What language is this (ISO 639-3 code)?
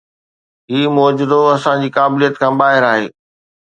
snd